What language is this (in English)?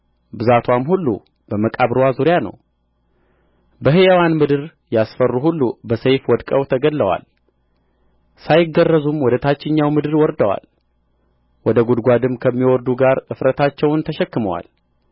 Amharic